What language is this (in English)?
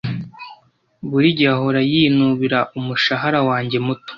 Kinyarwanda